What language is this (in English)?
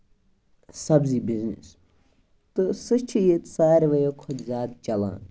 Kashmiri